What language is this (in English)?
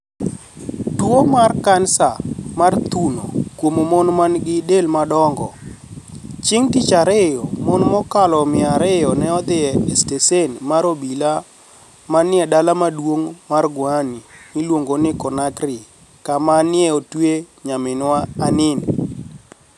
Luo (Kenya and Tanzania)